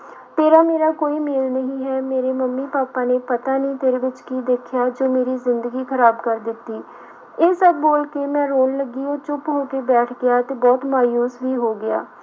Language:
Punjabi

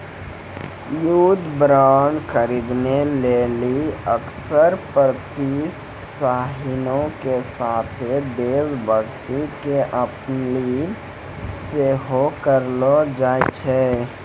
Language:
Maithili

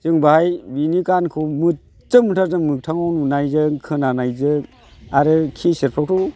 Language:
Bodo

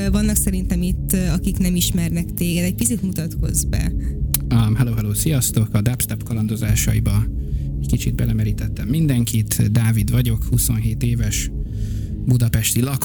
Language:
Hungarian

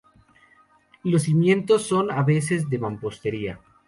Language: Spanish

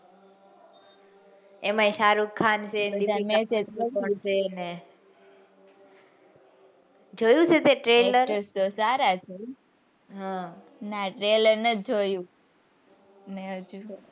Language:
Gujarati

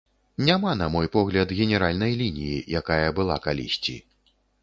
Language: Belarusian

